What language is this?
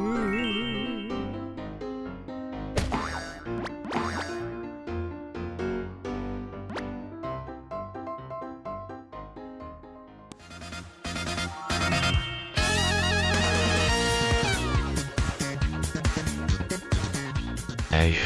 Korean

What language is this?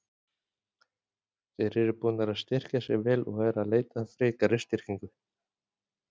Icelandic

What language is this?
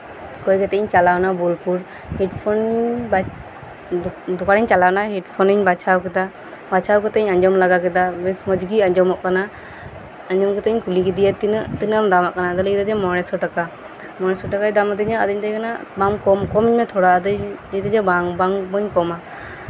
Santali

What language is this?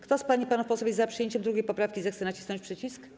Polish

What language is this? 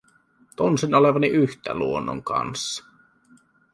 Finnish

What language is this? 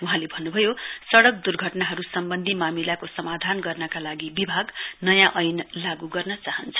Nepali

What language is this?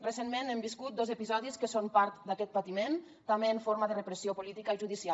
Catalan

